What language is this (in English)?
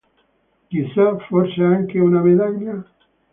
Italian